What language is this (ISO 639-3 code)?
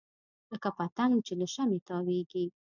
pus